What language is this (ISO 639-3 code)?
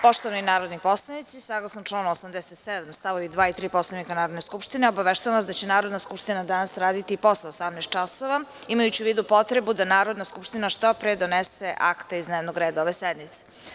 srp